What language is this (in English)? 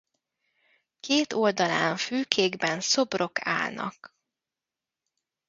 Hungarian